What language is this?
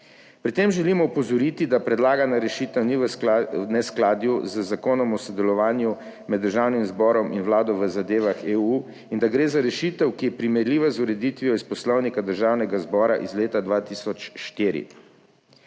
Slovenian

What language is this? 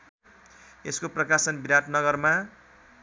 Nepali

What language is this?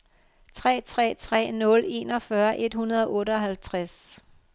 Danish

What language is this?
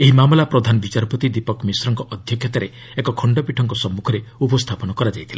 Odia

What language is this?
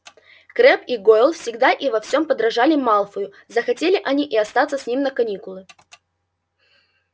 Russian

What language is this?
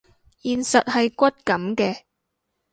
Cantonese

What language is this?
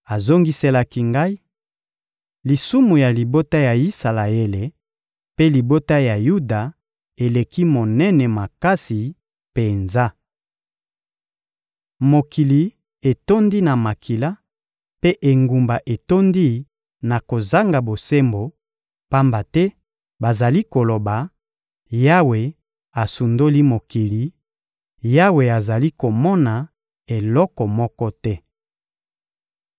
Lingala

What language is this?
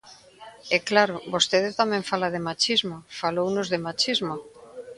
Galician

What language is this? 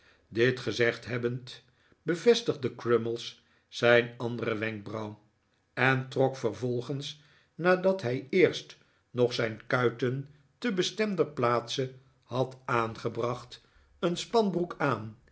Dutch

